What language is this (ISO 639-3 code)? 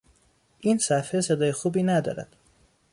fas